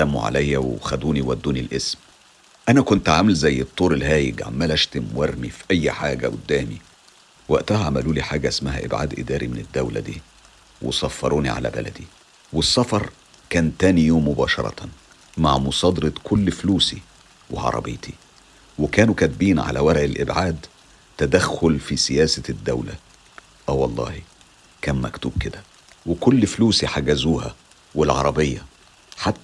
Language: Arabic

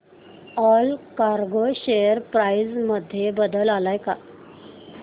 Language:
Marathi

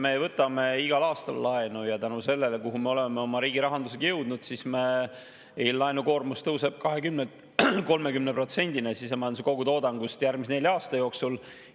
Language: Estonian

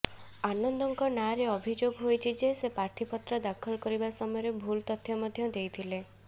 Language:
Odia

